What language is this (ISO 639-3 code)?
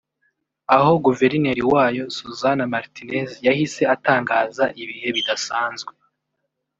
kin